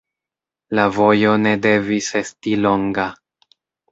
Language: Esperanto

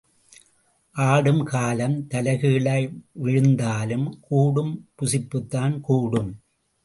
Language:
Tamil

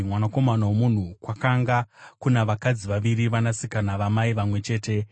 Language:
Shona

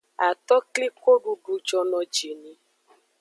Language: Aja (Benin)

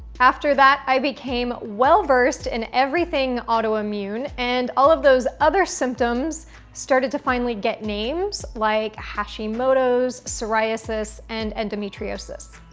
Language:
English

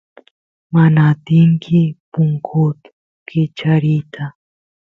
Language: Santiago del Estero Quichua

